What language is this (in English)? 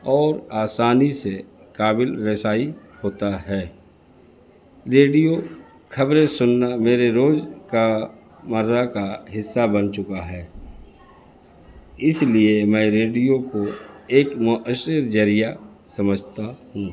Urdu